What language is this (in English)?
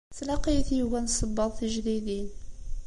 Kabyle